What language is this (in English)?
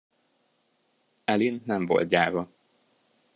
Hungarian